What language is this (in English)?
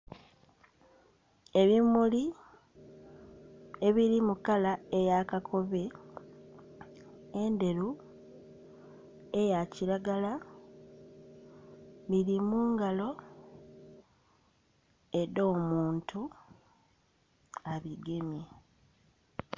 Soga